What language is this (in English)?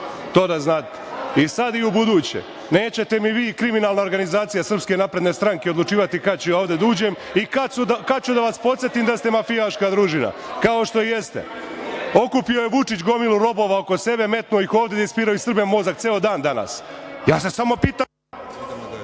Serbian